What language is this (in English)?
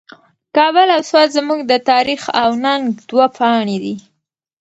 Pashto